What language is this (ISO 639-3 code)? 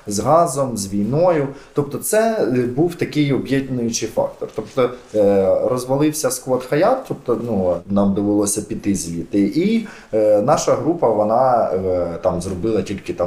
ukr